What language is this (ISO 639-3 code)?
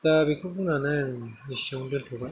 brx